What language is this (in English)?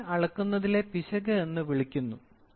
Malayalam